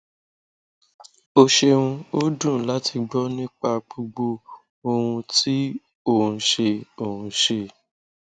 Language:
Yoruba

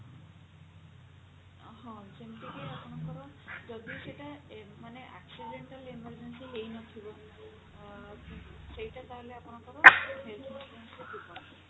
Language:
Odia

